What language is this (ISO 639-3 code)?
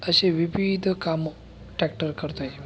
mar